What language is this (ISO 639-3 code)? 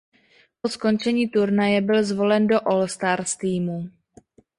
ces